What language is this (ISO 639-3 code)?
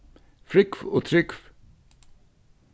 fao